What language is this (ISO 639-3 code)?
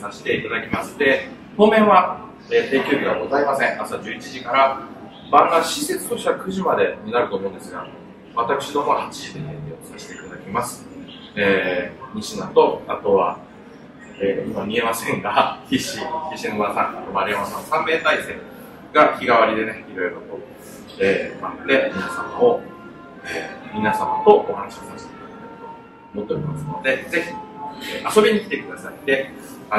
jpn